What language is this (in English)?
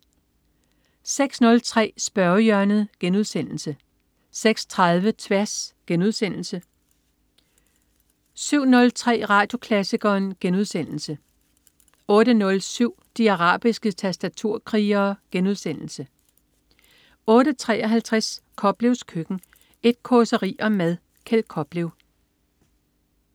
Danish